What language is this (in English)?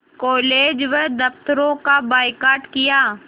Hindi